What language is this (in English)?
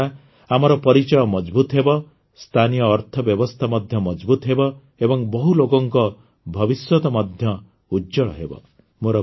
Odia